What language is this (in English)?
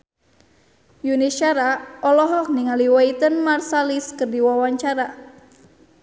Sundanese